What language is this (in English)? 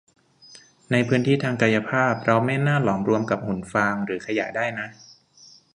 Thai